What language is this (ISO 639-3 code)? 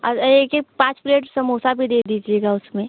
hin